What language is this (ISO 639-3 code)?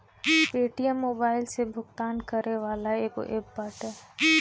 bho